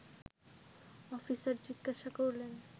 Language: Bangla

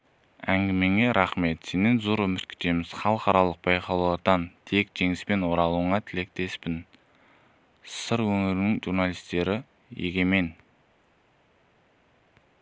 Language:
Kazakh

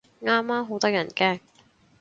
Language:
Cantonese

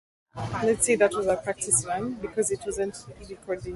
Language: Swahili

